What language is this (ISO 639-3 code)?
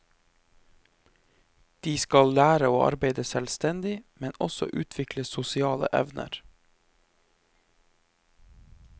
nor